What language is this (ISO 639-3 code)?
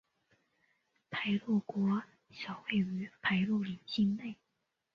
zho